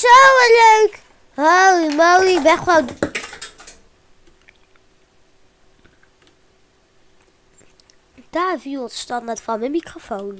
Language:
Dutch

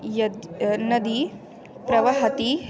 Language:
Sanskrit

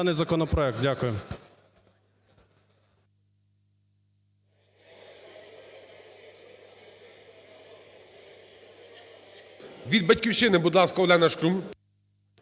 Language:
Ukrainian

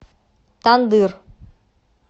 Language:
Russian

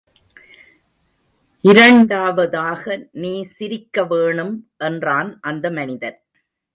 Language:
Tamil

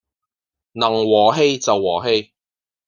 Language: Cantonese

